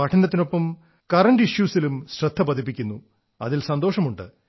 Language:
Malayalam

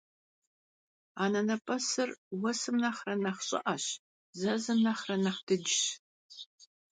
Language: Kabardian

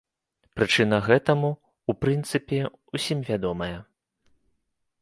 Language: Belarusian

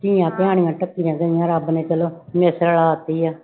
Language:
Punjabi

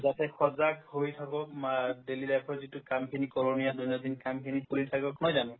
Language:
Assamese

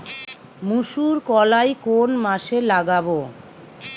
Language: Bangla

